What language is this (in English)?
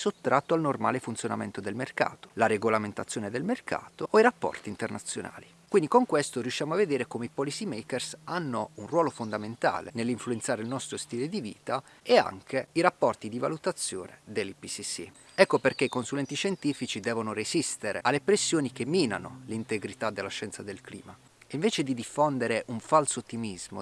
Italian